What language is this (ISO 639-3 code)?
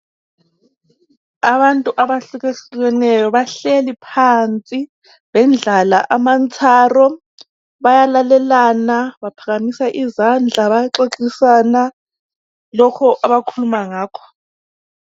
nde